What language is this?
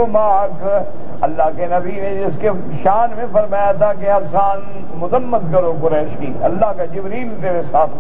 Arabic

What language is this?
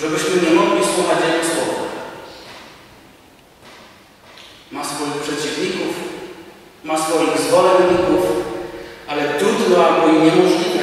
Polish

